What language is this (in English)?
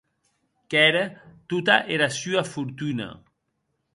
Occitan